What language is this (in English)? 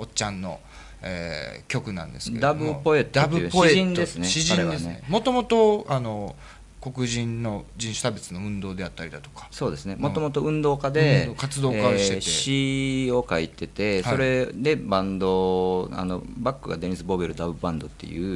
Japanese